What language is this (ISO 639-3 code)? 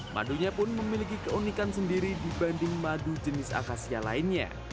ind